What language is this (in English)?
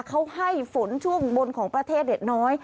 Thai